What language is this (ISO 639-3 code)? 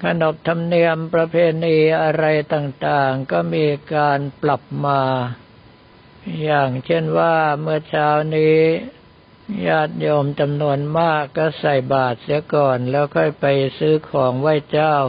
tha